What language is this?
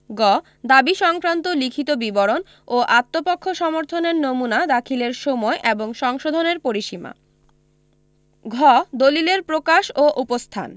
Bangla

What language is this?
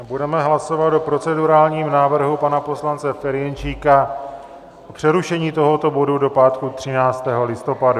Czech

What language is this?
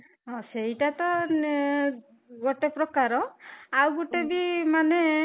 Odia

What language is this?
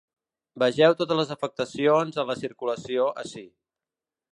Catalan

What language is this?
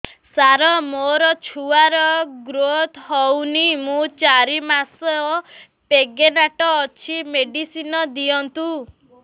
Odia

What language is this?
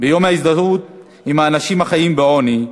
Hebrew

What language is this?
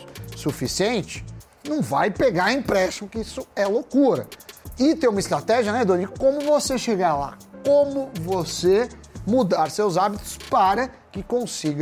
Portuguese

